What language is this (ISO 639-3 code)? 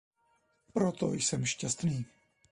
ces